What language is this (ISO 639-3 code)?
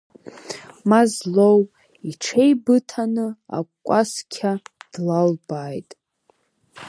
abk